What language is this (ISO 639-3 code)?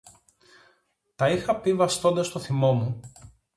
ell